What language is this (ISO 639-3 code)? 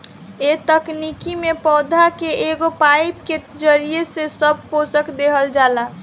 bho